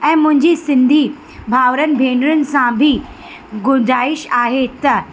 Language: Sindhi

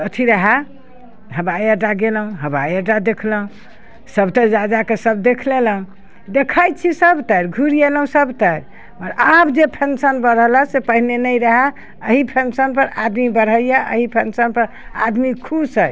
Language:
Maithili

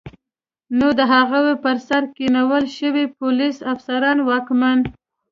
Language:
Pashto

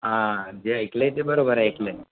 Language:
Marathi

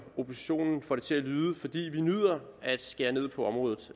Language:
Danish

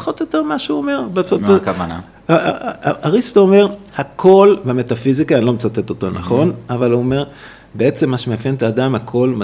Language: Hebrew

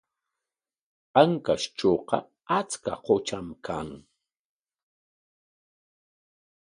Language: Corongo Ancash Quechua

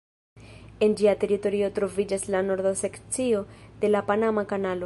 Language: Esperanto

